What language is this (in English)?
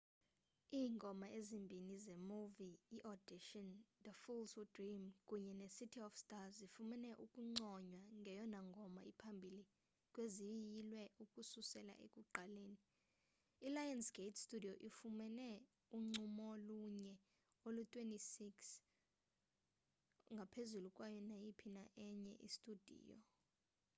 Xhosa